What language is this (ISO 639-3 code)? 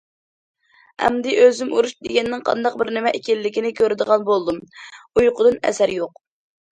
uig